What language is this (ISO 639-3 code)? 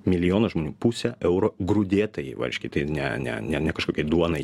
lit